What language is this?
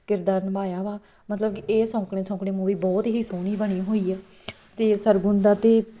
Punjabi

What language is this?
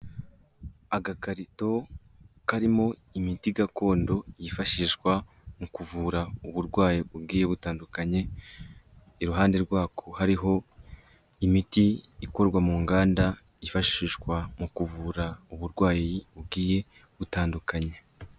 Kinyarwanda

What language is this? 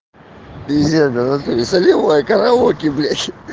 Russian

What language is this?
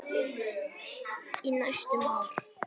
Icelandic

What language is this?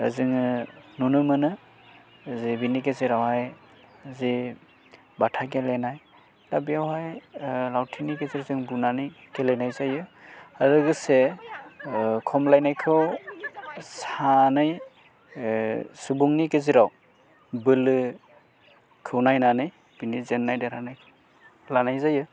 Bodo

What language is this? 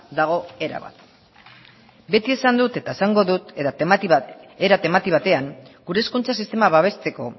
Basque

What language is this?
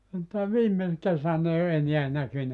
Finnish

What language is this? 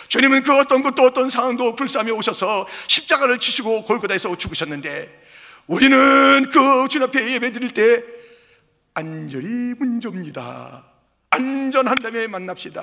Korean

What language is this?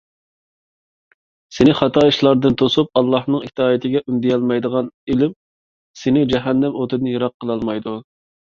Uyghur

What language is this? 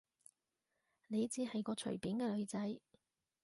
Cantonese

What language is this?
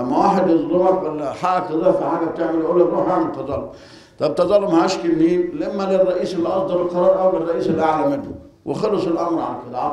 Arabic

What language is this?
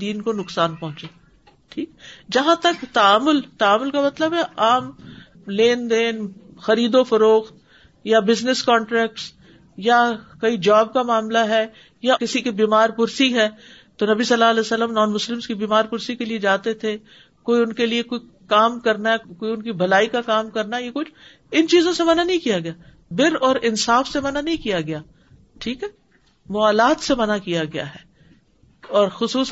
Urdu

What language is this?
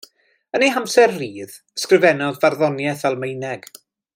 Welsh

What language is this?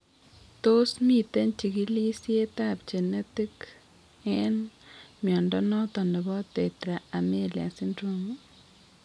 Kalenjin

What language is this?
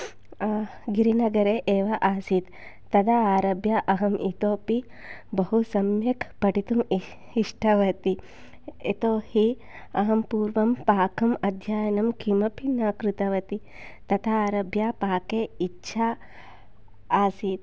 Sanskrit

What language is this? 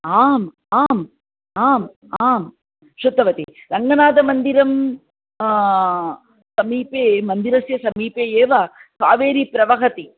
Sanskrit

